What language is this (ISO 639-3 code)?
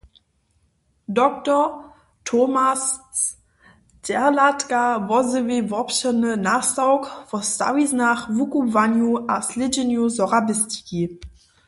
hsb